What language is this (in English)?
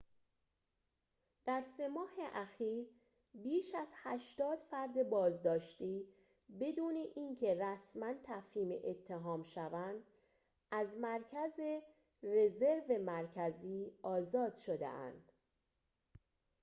Persian